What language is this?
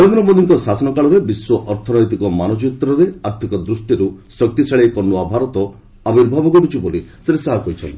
Odia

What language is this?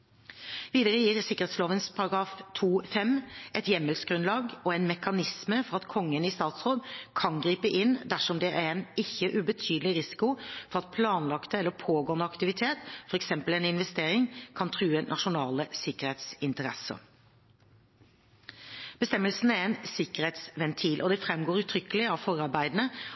Norwegian Bokmål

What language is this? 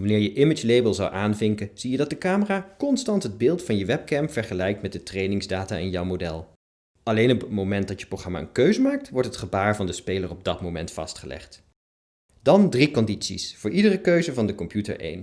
Dutch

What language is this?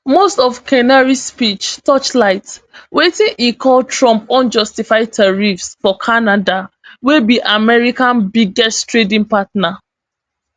Nigerian Pidgin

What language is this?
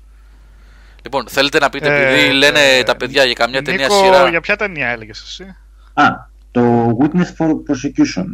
Greek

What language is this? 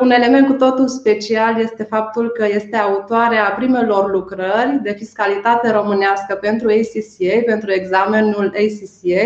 Romanian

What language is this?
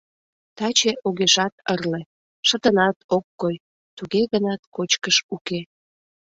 Mari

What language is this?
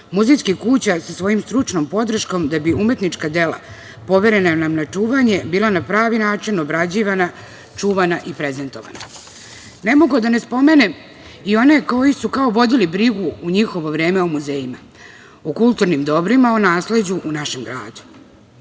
Serbian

